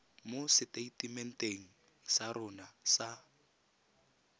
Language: Tswana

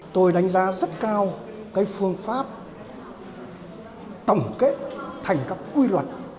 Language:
Vietnamese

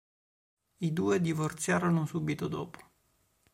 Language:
Italian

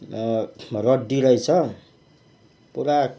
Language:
Nepali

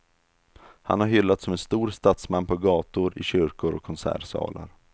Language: Swedish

